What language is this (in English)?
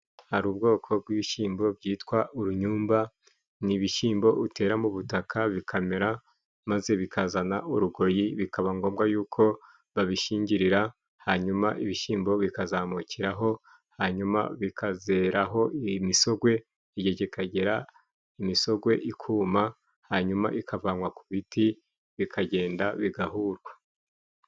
Kinyarwanda